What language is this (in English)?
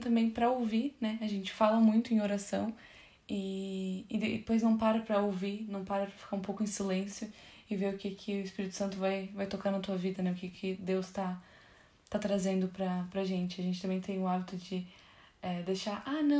Portuguese